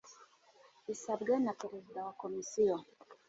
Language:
Kinyarwanda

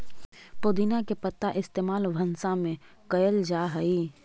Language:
Magahi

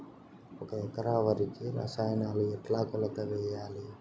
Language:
Telugu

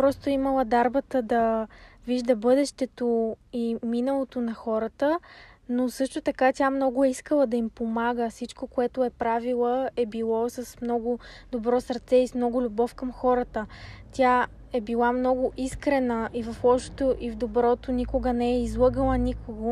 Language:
Bulgarian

